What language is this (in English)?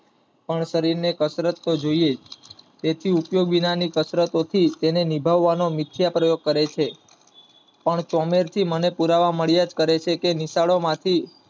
Gujarati